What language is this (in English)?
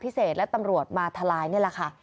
Thai